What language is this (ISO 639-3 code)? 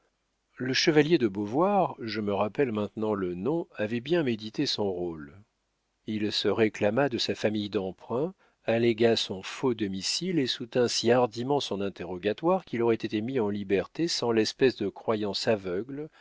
fra